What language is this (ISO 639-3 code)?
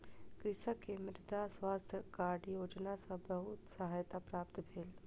mai